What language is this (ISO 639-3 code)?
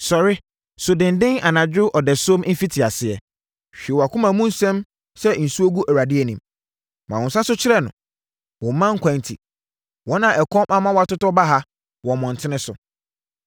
aka